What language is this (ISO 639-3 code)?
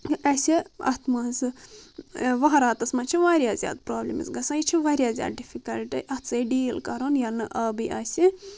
kas